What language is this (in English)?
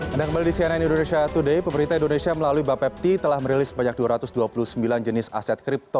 Indonesian